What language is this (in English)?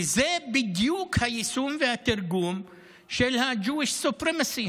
Hebrew